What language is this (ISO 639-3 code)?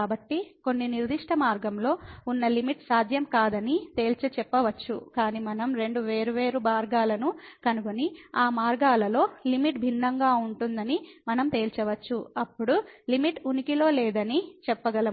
tel